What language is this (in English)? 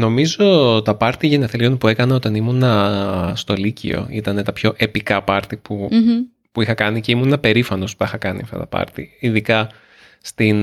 Greek